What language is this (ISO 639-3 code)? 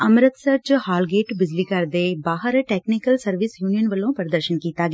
pan